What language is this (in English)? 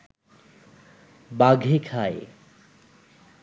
Bangla